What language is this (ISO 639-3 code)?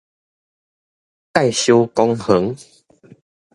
nan